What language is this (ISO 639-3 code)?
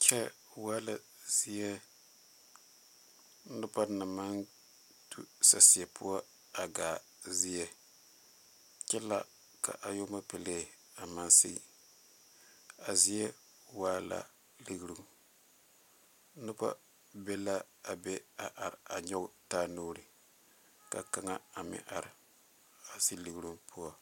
dga